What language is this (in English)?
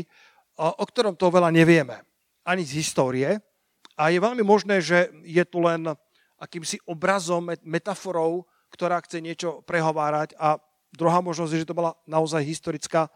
Slovak